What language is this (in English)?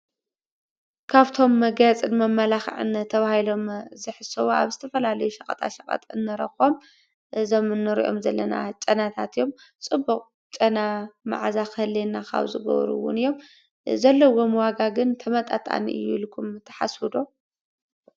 Tigrinya